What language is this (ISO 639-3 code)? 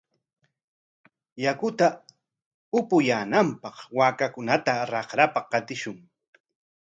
qwa